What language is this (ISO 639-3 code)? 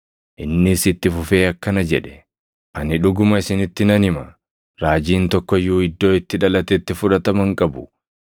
orm